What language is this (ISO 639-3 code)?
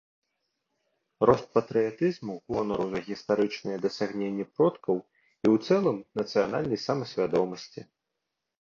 bel